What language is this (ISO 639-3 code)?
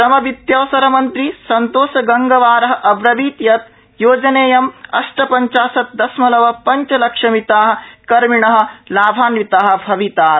san